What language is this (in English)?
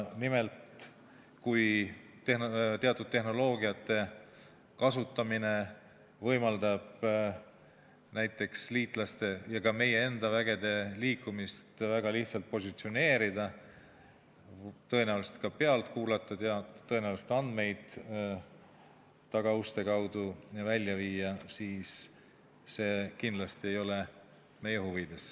Estonian